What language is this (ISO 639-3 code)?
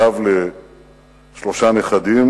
heb